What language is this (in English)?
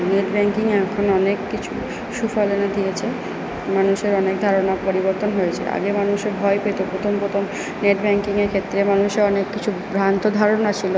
Bangla